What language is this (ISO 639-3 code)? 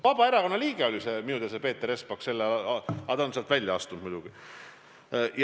est